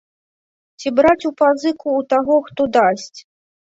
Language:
Belarusian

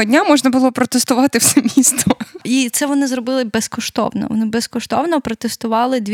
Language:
Ukrainian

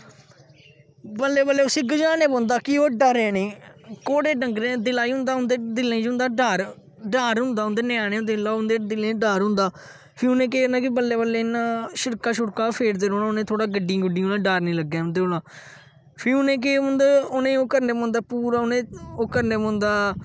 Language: Dogri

